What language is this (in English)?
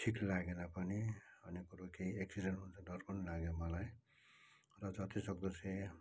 Nepali